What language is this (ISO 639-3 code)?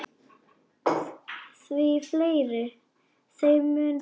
isl